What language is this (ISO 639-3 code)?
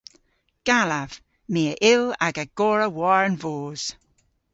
cor